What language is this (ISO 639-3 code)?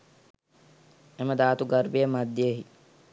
sin